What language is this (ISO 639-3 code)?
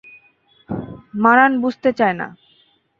ben